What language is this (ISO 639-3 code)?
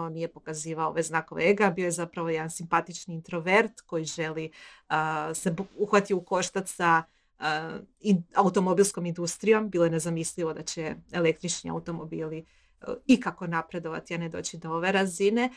hrv